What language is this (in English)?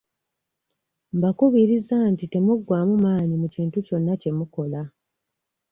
Ganda